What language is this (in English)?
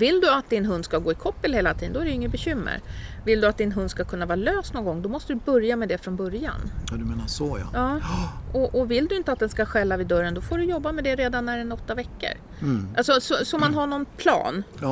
Swedish